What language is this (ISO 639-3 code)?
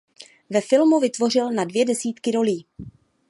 ces